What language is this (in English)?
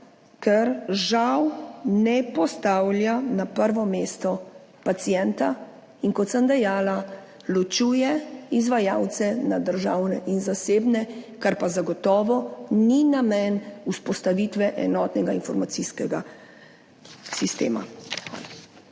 Slovenian